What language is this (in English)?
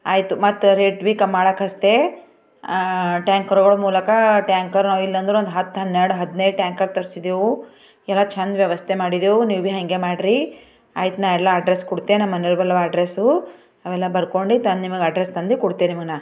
Kannada